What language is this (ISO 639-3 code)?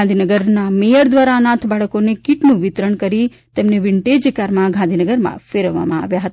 guj